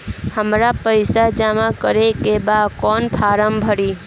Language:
Bhojpuri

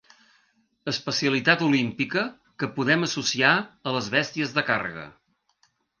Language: Catalan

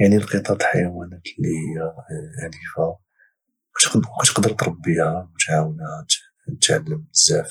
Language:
Moroccan Arabic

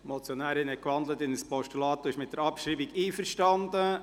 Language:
Swiss German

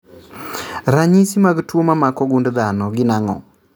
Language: Luo (Kenya and Tanzania)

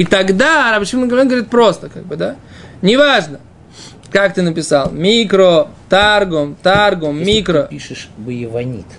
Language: Russian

